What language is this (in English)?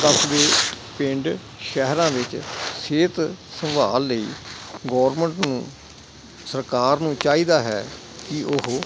Punjabi